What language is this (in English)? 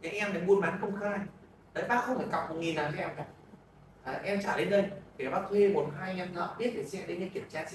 Vietnamese